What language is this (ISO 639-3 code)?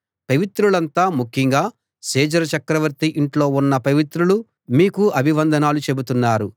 tel